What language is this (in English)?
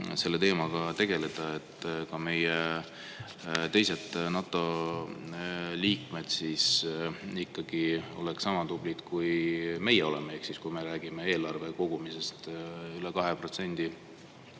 Estonian